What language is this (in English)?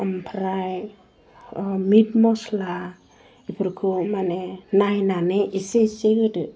Bodo